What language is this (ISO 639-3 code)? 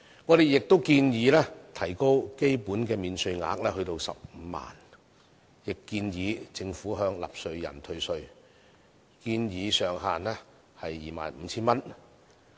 yue